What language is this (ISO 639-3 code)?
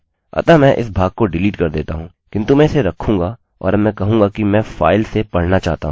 hin